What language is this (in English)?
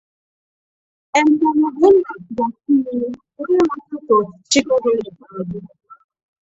Igbo